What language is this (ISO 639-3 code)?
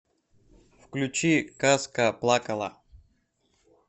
rus